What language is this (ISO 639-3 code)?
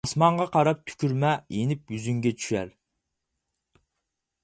uig